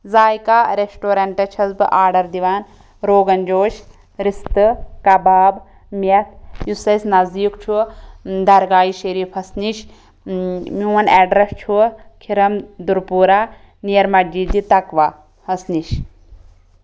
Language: Kashmiri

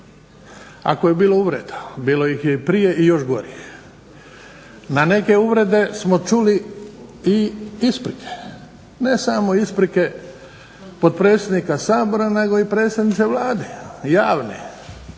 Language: Croatian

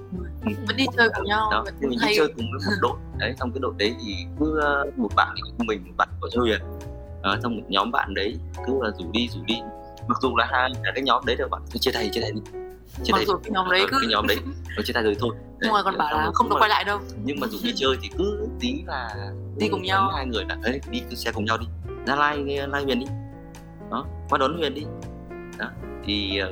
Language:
Vietnamese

